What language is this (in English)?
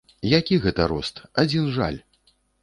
Belarusian